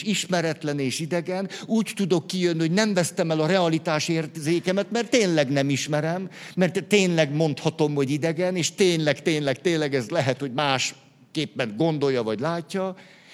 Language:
Hungarian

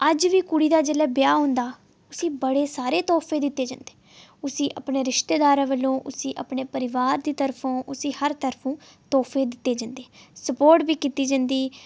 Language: Dogri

